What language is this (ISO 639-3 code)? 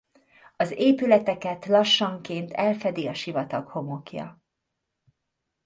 hun